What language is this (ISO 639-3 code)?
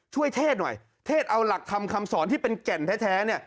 tha